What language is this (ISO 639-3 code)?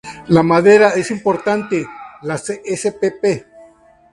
spa